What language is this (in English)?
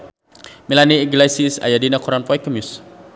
Sundanese